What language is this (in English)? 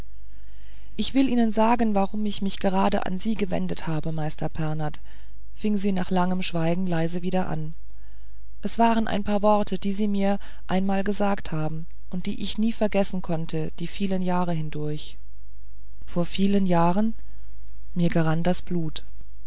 German